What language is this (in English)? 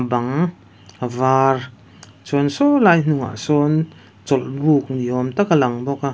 Mizo